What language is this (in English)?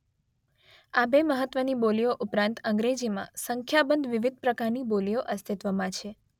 Gujarati